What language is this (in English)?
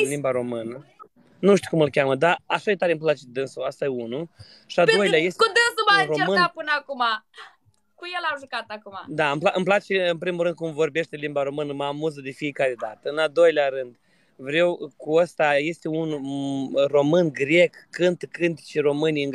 Romanian